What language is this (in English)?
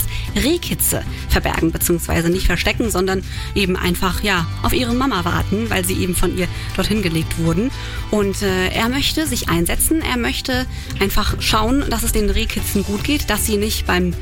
German